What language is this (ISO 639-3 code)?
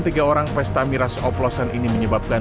ind